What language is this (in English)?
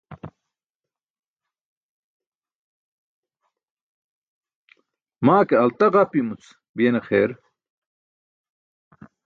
Burushaski